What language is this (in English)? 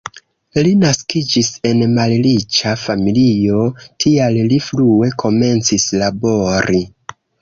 Esperanto